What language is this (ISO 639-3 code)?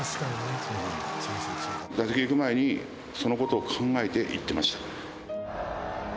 jpn